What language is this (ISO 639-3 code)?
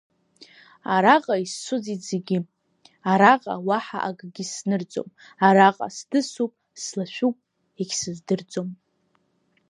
abk